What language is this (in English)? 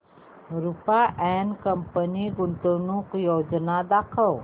Marathi